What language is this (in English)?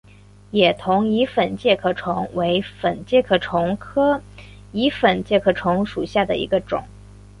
Chinese